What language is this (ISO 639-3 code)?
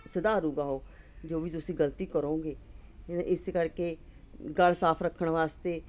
pan